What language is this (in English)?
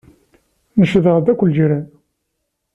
Kabyle